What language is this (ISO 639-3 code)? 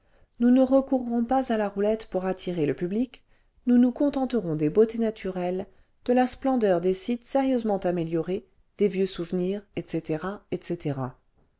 fra